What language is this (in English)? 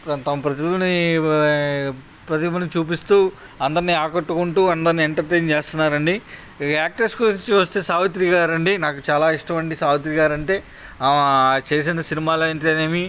Telugu